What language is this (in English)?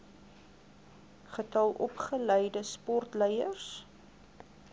Afrikaans